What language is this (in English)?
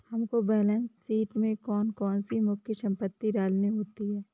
Hindi